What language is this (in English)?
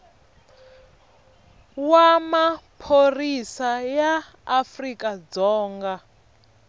Tsonga